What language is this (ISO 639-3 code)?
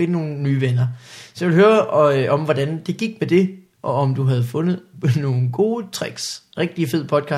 dan